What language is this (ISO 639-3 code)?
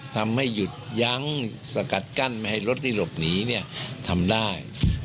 tha